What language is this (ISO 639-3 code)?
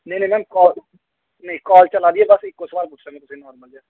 doi